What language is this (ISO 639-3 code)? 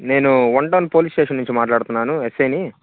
tel